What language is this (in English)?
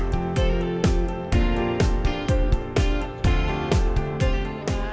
Indonesian